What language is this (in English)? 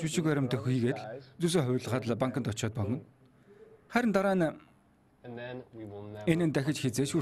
Turkish